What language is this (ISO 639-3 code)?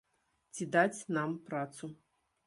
bel